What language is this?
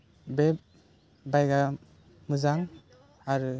Bodo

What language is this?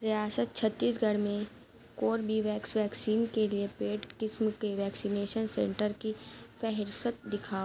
Urdu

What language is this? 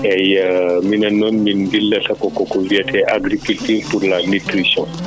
Fula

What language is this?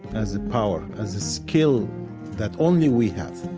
English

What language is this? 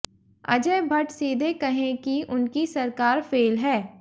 Hindi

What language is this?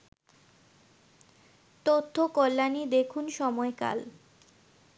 Bangla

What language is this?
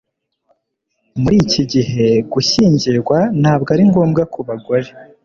Kinyarwanda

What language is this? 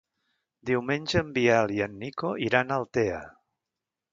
Catalan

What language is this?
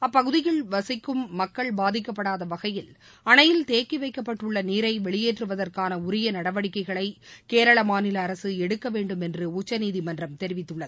Tamil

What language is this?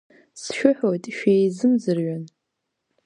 Abkhazian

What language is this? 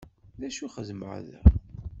Kabyle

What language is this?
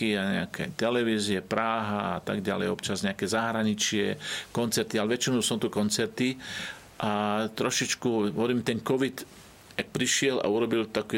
Slovak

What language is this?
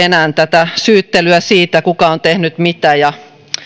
Finnish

